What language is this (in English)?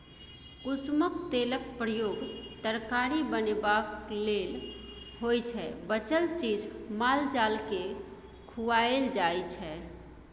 Maithili